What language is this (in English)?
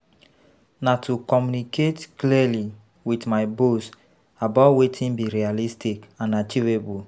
Nigerian Pidgin